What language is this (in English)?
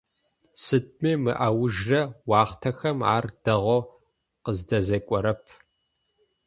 Adyghe